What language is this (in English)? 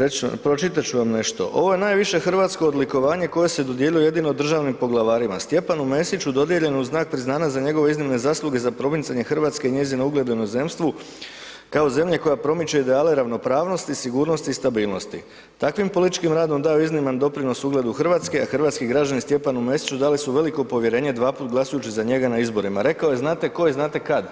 Croatian